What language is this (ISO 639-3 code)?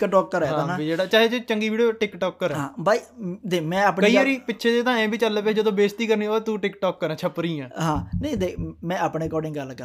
pan